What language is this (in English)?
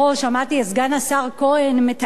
Hebrew